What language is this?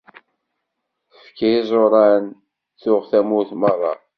Kabyle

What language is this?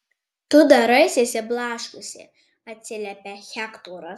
Lithuanian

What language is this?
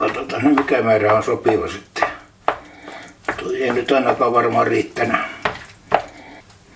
Finnish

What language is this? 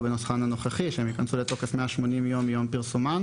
Hebrew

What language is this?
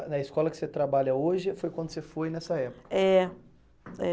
Portuguese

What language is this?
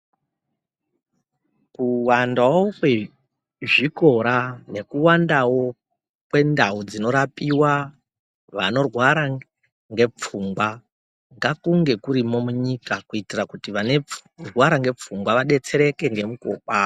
Ndau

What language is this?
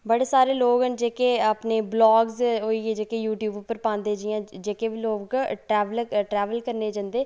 Dogri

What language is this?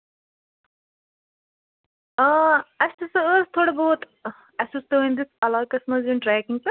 Kashmiri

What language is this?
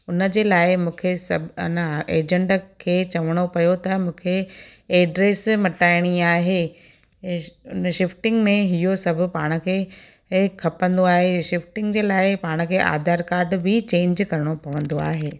Sindhi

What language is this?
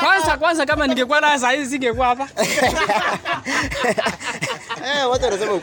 Swahili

